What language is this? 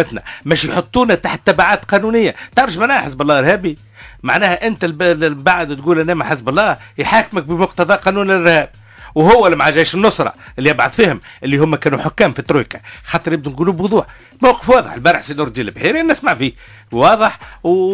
Arabic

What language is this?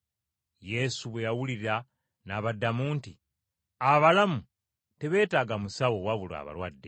Ganda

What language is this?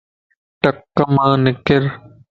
Lasi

